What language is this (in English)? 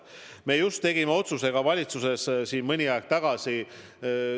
Estonian